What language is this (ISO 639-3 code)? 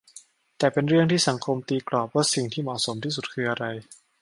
tha